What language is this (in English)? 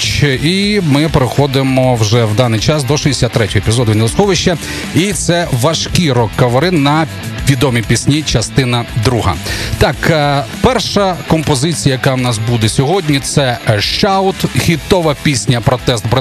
Ukrainian